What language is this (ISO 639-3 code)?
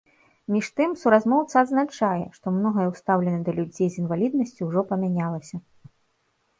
bel